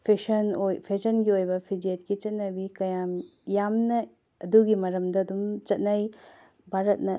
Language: Manipuri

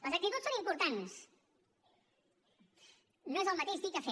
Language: Catalan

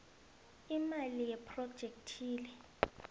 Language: South Ndebele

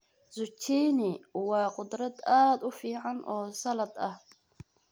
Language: Somali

